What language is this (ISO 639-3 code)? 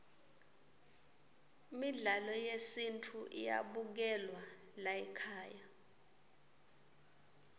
ssw